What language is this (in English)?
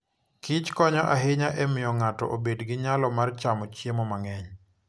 Luo (Kenya and Tanzania)